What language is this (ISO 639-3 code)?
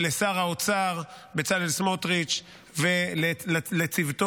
heb